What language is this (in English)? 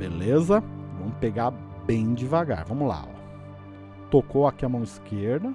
Portuguese